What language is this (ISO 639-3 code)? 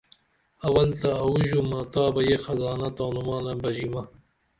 dml